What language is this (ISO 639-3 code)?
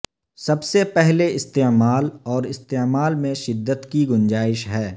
urd